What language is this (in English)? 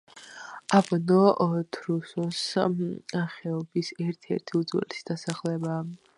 Georgian